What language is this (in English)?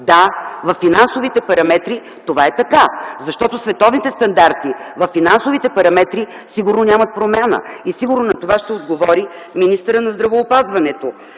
Bulgarian